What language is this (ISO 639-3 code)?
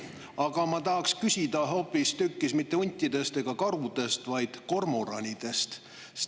est